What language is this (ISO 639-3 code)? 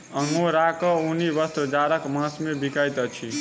mai